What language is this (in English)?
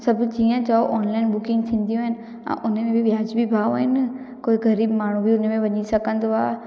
Sindhi